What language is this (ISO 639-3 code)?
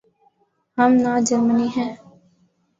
urd